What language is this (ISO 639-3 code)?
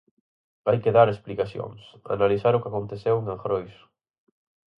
glg